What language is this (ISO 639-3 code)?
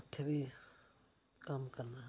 doi